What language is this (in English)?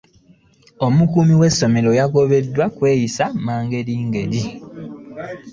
Ganda